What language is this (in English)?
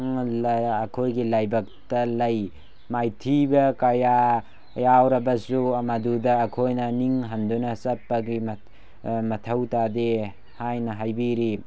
Manipuri